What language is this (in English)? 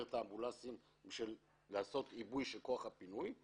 Hebrew